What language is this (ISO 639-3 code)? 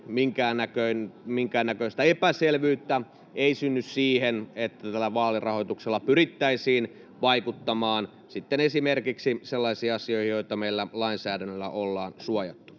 fin